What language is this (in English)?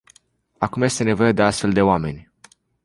Romanian